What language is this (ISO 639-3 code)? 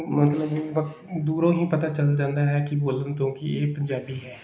pan